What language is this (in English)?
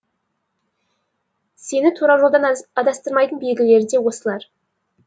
Kazakh